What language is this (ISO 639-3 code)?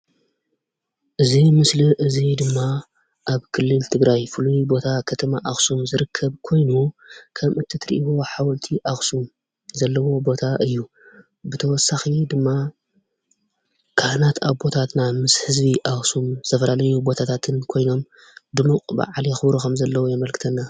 tir